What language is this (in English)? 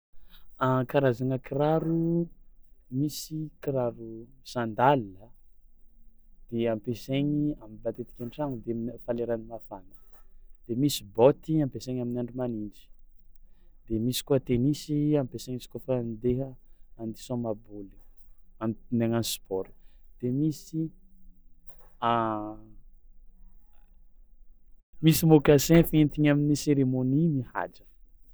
Tsimihety Malagasy